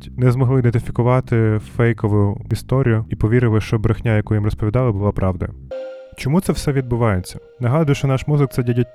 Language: Ukrainian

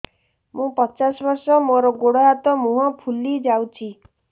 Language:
Odia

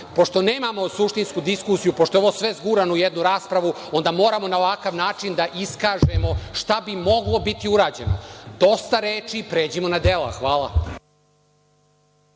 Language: Serbian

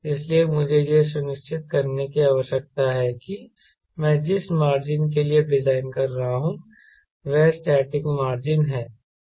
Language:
Hindi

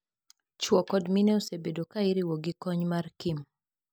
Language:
Luo (Kenya and Tanzania)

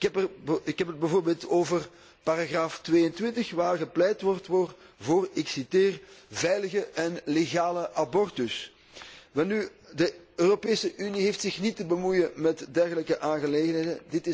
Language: Dutch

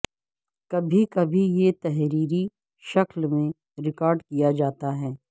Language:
Urdu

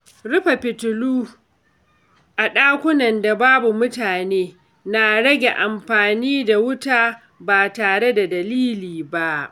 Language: Hausa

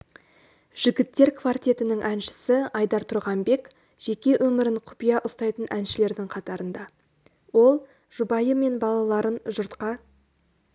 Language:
Kazakh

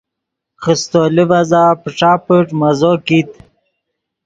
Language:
Yidgha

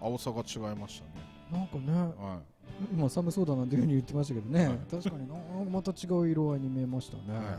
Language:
Japanese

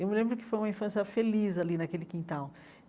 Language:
Portuguese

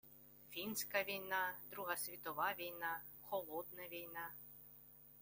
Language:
Ukrainian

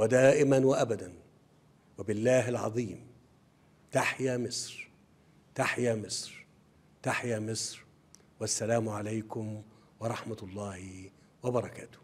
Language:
Arabic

